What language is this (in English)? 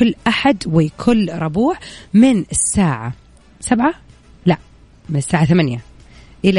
Arabic